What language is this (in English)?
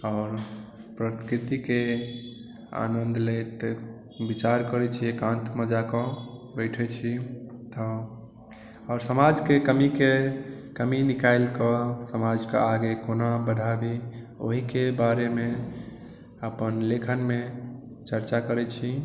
Maithili